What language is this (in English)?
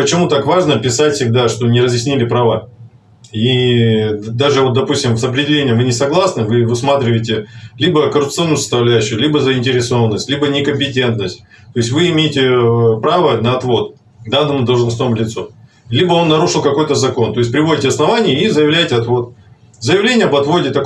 Russian